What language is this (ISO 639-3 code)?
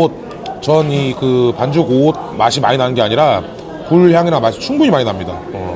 kor